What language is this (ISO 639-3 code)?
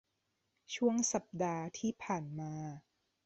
tha